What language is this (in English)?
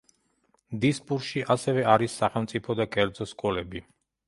Georgian